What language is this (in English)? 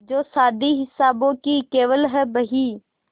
Hindi